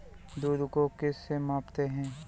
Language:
Hindi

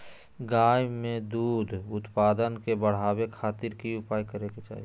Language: Magahi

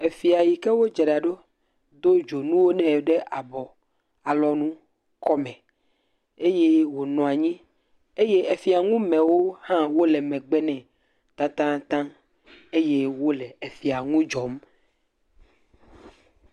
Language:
Ewe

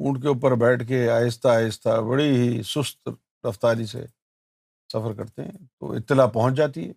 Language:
Urdu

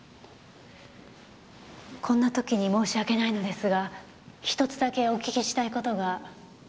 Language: Japanese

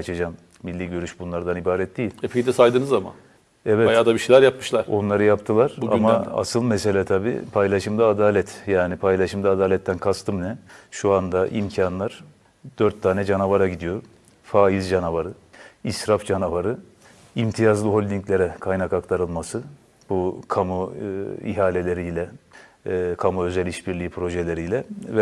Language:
Turkish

